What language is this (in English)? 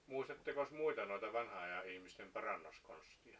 Finnish